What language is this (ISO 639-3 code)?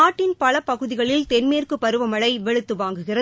tam